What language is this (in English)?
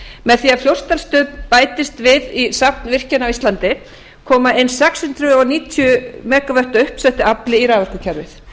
Icelandic